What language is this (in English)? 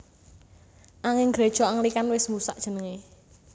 Javanese